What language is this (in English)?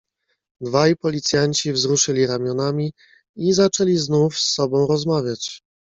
Polish